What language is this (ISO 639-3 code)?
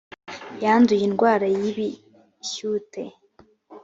kin